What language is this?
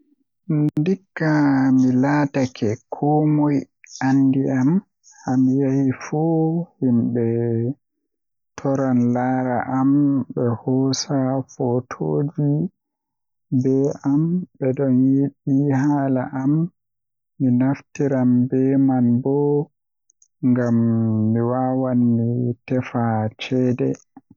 Western Niger Fulfulde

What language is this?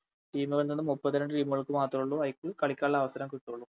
Malayalam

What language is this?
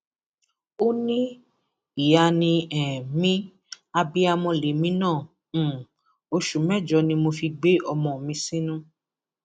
Yoruba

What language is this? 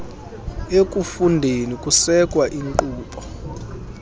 Xhosa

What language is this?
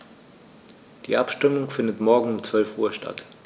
German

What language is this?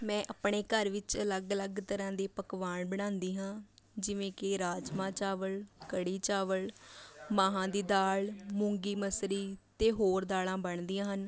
Punjabi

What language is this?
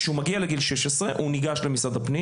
Hebrew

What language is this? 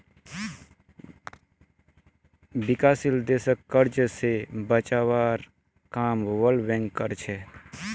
Magahi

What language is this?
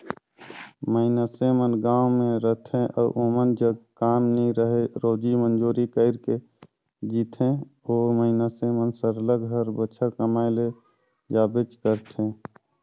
Chhattisgarhi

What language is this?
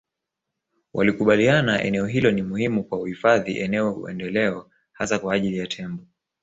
Swahili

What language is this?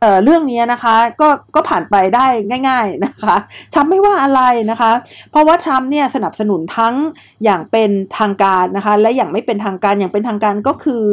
Thai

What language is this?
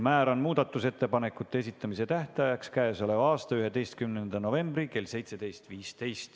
Estonian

